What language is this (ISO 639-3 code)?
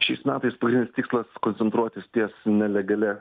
lit